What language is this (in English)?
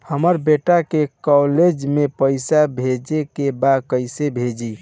Bhojpuri